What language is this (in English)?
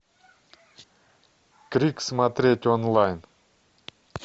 Russian